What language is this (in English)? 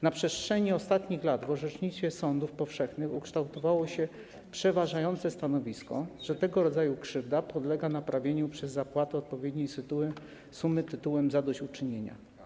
Polish